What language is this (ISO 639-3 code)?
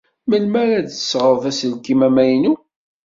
kab